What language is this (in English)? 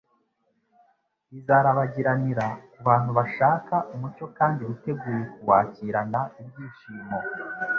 Kinyarwanda